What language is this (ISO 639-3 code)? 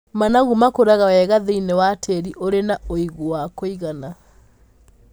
kik